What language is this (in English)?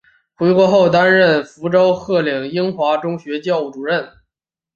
Chinese